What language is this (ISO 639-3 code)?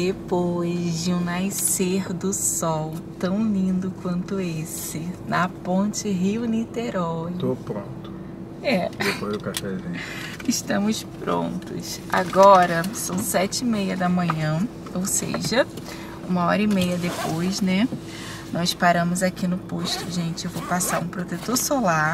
por